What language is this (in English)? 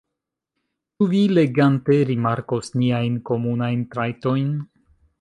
Esperanto